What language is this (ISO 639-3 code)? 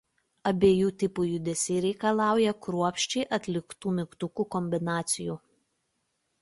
lit